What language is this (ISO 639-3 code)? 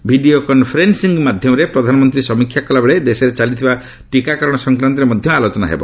ori